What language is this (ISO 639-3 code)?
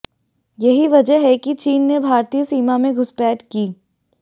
hin